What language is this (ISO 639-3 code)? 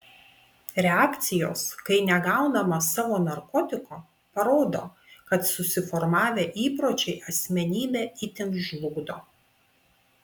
lit